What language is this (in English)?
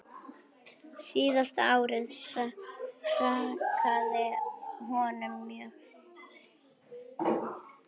Icelandic